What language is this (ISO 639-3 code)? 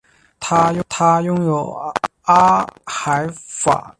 zho